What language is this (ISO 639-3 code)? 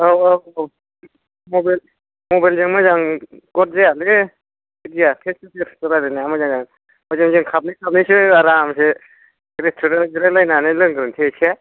brx